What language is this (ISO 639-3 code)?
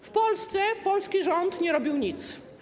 pol